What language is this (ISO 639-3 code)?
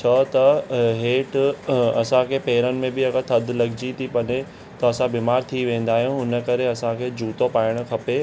snd